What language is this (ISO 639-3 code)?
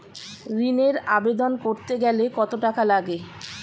ben